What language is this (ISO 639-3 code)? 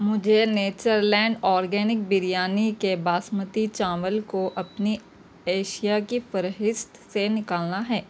urd